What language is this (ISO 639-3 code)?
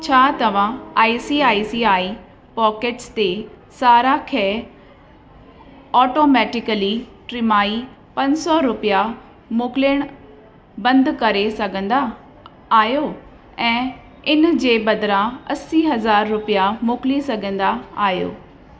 snd